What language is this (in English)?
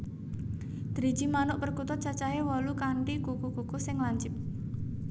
Javanese